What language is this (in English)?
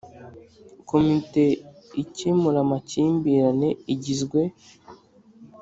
Kinyarwanda